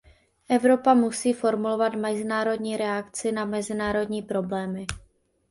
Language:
Czech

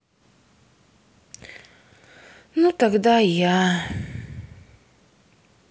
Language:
Russian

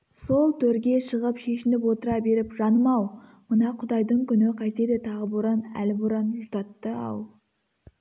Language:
Kazakh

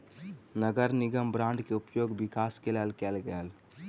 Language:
Maithili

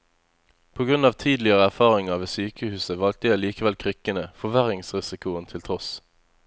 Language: Norwegian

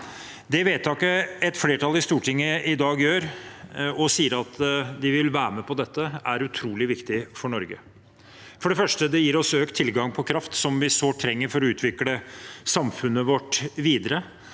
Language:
Norwegian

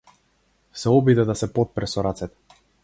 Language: Macedonian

